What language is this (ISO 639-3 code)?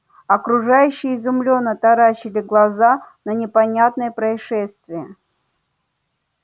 rus